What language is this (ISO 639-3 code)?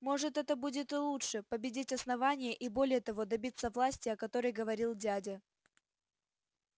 rus